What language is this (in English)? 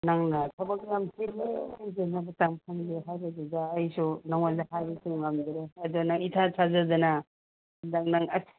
Manipuri